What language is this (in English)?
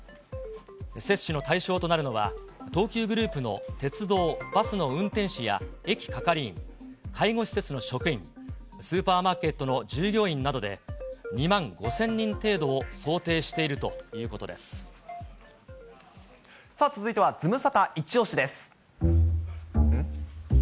Japanese